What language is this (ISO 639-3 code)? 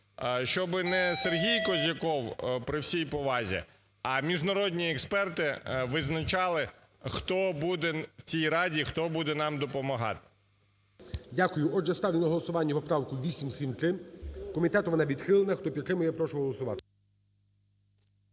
ukr